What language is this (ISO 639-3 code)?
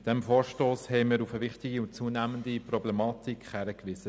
gsw